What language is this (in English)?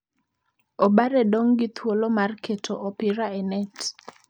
Luo (Kenya and Tanzania)